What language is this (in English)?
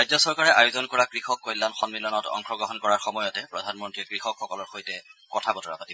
Assamese